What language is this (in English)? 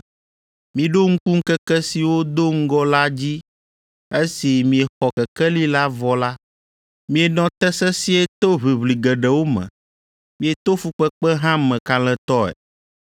Ewe